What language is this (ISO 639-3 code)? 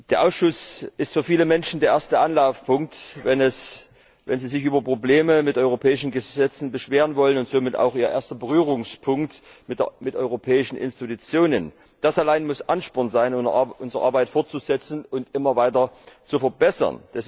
deu